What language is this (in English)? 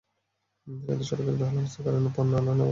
Bangla